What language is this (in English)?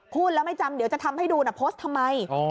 Thai